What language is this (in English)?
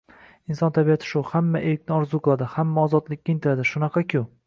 Uzbek